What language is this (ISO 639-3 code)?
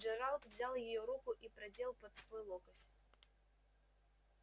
rus